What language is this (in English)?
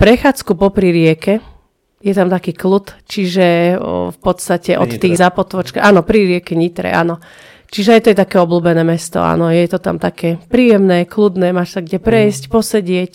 Slovak